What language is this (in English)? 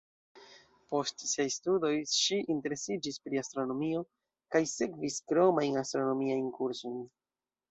Esperanto